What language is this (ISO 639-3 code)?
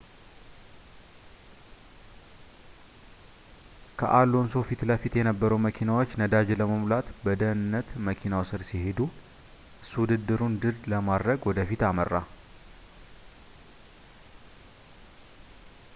amh